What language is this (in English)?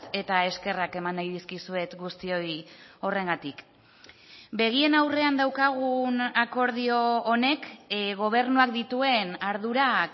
Basque